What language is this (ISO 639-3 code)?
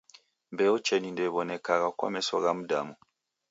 dav